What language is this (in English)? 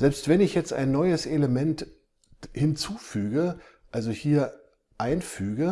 German